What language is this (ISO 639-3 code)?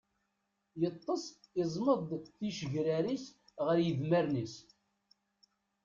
kab